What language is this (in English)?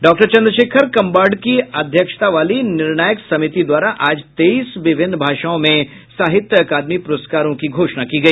Hindi